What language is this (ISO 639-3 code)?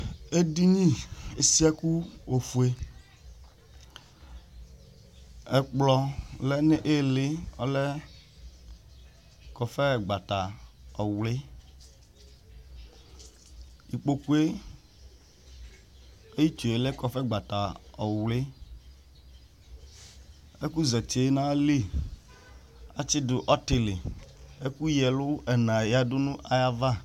kpo